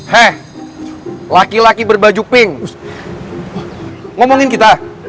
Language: Indonesian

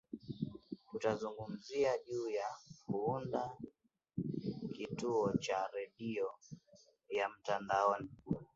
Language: Swahili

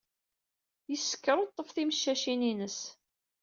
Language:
Kabyle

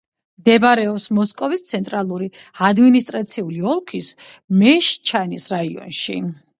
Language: Georgian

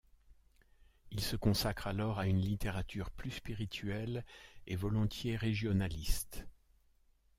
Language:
French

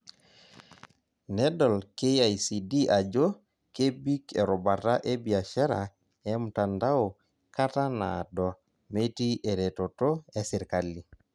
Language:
Masai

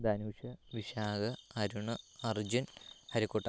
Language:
Malayalam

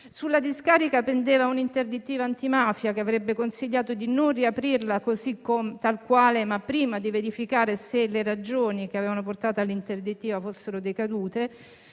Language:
Italian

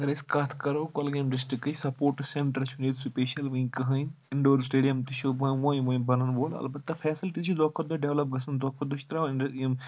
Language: Kashmiri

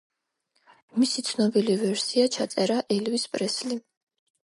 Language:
Georgian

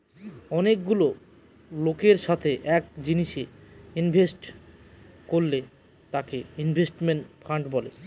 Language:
Bangla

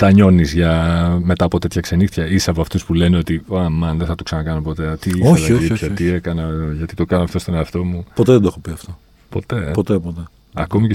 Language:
Greek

